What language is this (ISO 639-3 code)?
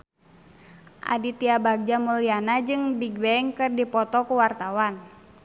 sun